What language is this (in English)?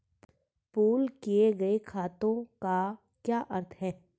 Hindi